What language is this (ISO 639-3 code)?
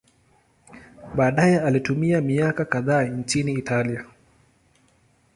swa